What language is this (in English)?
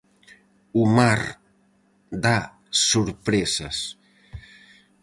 Galician